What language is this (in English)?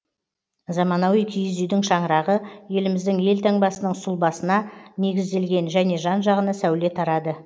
Kazakh